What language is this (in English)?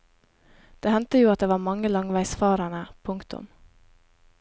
Norwegian